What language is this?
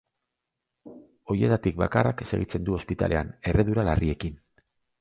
Basque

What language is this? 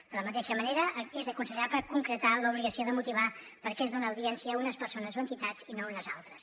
Catalan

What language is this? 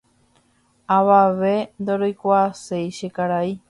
Guarani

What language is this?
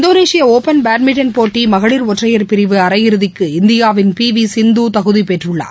Tamil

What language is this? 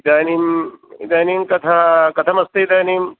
Sanskrit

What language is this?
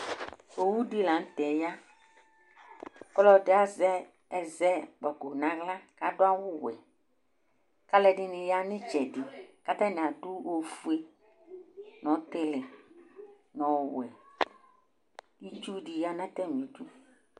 Ikposo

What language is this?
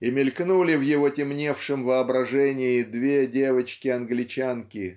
Russian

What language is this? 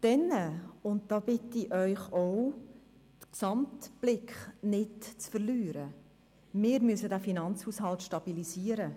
Swiss German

